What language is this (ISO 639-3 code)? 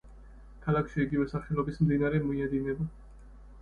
kat